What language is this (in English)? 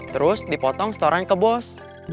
Indonesian